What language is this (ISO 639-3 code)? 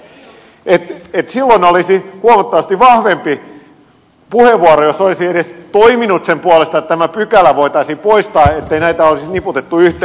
fin